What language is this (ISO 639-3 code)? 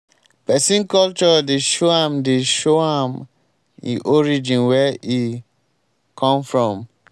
pcm